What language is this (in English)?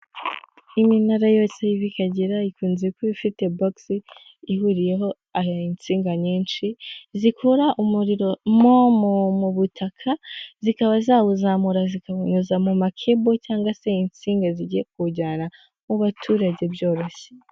Kinyarwanda